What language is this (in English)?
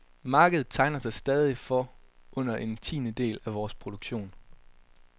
Danish